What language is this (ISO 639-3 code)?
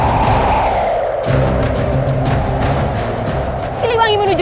ind